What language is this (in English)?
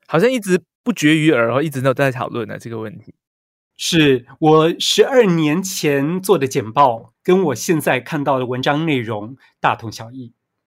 Chinese